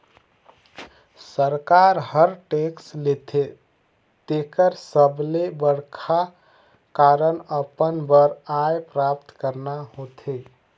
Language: Chhattisgarhi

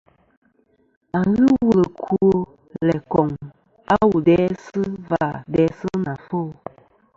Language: Kom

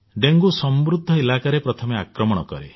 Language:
Odia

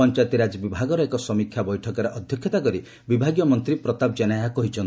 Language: Odia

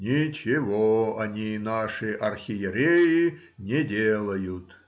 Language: Russian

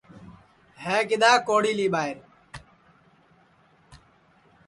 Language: Sansi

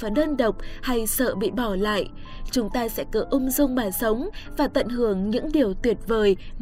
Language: Vietnamese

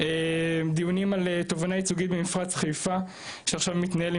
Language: Hebrew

